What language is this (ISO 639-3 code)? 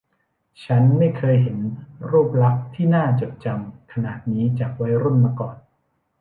tha